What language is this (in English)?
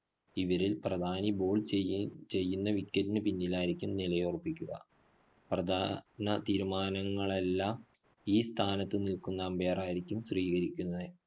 Malayalam